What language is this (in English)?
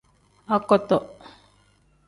Tem